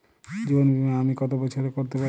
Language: Bangla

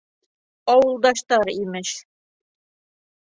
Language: Bashkir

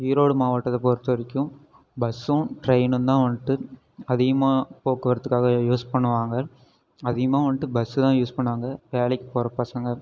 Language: Tamil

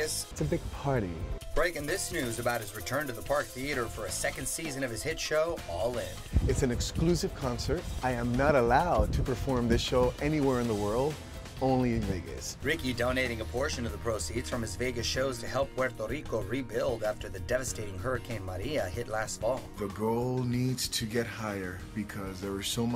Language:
English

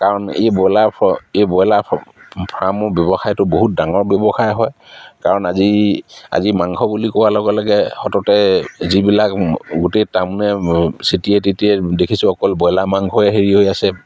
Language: Assamese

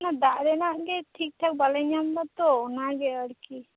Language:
Santali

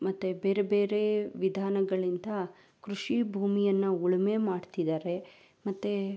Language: Kannada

